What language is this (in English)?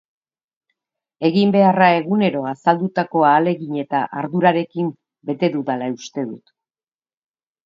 Basque